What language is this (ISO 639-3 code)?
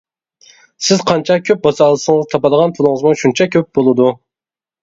uig